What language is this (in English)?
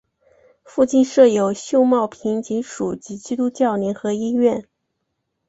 Chinese